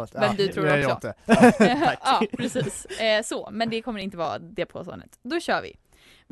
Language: Swedish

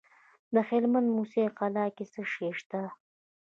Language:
Pashto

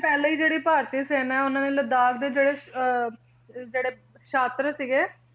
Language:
Punjabi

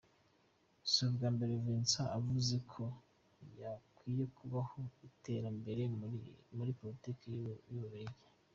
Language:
Kinyarwanda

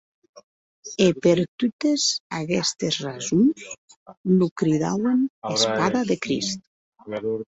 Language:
Occitan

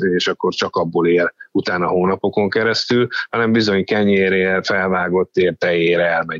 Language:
Hungarian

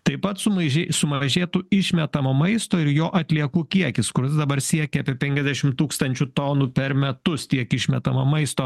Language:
Lithuanian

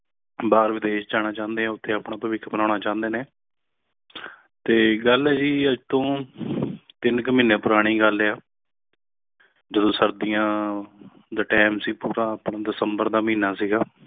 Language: Punjabi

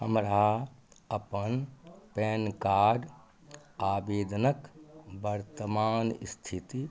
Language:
Maithili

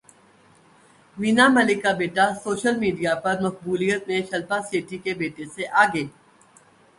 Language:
Urdu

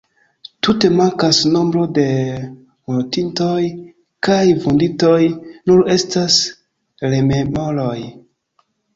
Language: Esperanto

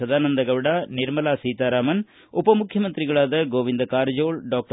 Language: Kannada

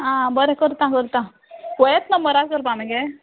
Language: Konkani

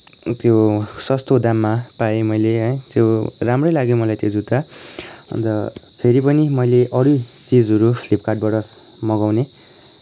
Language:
Nepali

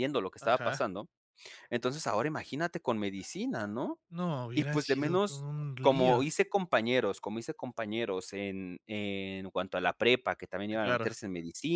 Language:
Spanish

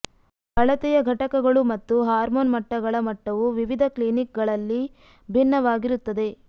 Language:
Kannada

